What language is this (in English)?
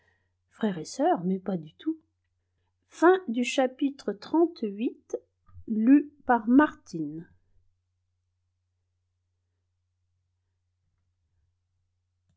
French